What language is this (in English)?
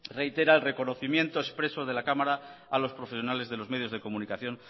Spanish